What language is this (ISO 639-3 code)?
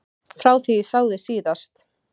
isl